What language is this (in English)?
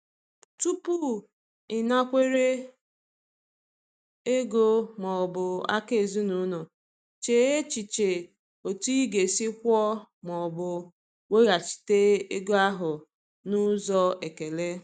Igbo